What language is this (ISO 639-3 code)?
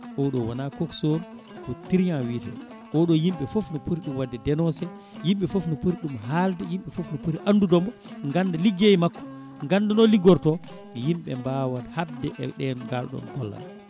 ful